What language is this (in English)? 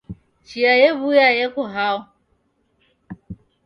Taita